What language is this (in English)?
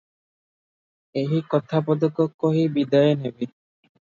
Odia